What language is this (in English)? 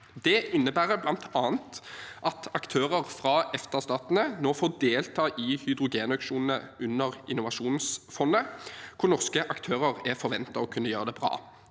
Norwegian